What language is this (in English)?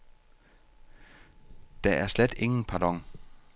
Danish